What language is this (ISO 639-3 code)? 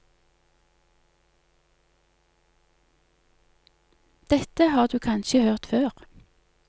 nor